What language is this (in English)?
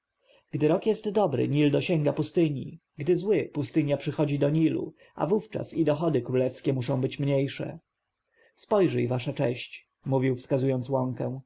Polish